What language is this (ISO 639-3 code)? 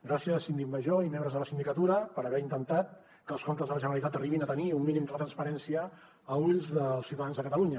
cat